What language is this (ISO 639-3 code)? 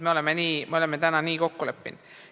est